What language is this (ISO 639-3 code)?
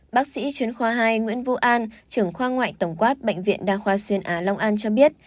vie